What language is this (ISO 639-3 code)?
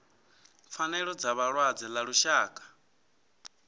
ven